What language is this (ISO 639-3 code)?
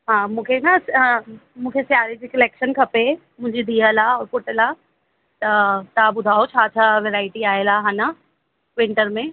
snd